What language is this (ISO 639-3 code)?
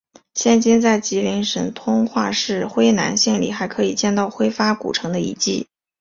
zho